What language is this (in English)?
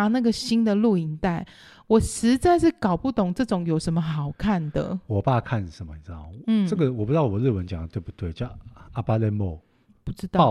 Chinese